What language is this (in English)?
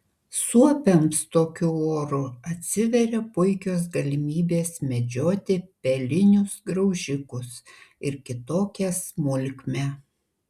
Lithuanian